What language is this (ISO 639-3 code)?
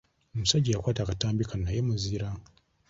lug